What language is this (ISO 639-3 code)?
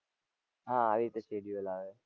guj